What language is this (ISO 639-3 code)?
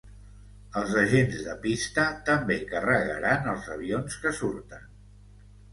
cat